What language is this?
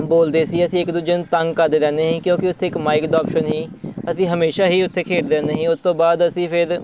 Punjabi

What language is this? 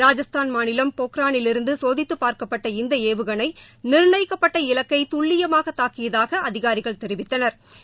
Tamil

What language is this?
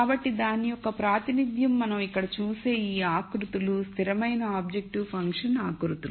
Telugu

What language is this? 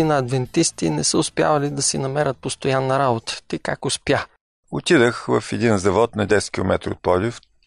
Bulgarian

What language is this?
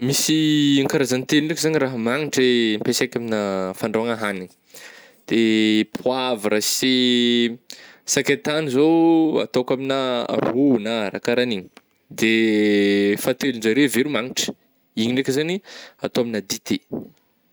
Northern Betsimisaraka Malagasy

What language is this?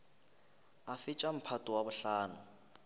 Northern Sotho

